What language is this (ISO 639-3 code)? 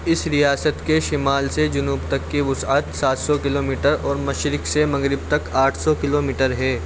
urd